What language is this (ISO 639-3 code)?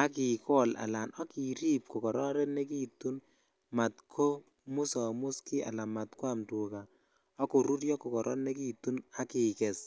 kln